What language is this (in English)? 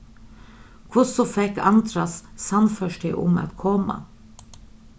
Faroese